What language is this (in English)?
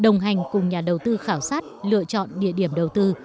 Vietnamese